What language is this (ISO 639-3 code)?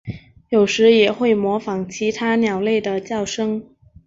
zho